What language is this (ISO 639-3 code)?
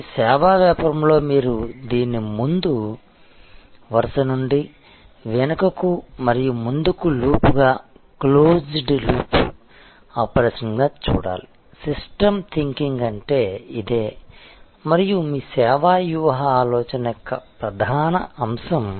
tel